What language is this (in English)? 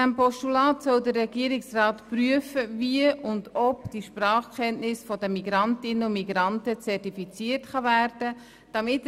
Swiss German